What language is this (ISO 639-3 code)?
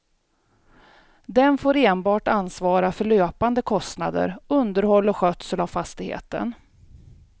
swe